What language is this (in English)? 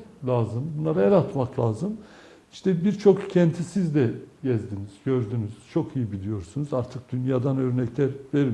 Turkish